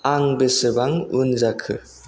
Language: Bodo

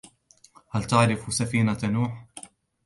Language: Arabic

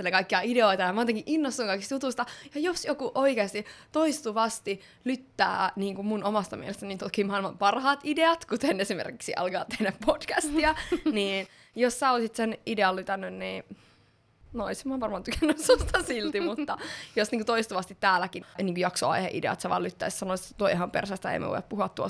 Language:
Finnish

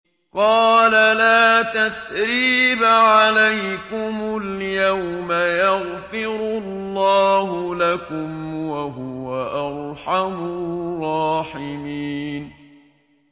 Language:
Arabic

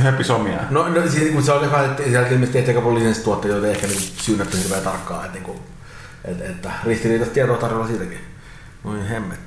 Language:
Finnish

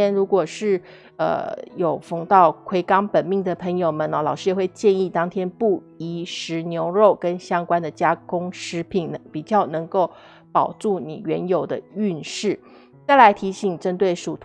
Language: Chinese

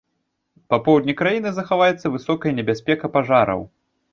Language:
Belarusian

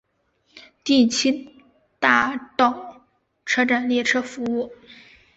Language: Chinese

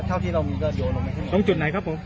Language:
Thai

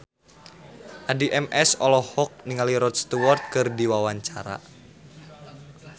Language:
Sundanese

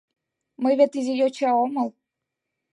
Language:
Mari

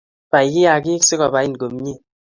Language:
Kalenjin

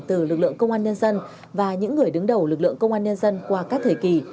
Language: Vietnamese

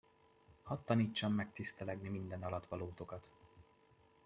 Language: Hungarian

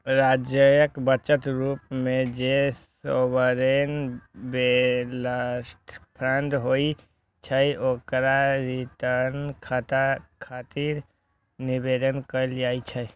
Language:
Maithili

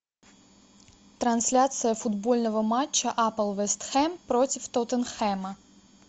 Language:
Russian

